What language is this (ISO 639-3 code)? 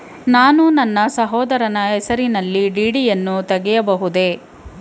kan